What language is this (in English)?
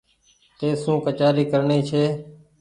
Goaria